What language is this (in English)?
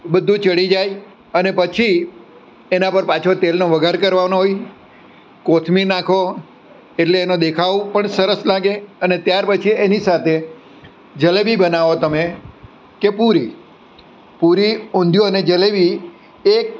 Gujarati